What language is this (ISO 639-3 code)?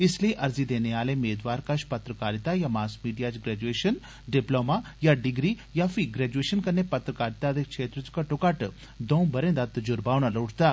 doi